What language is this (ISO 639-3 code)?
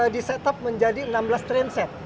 ind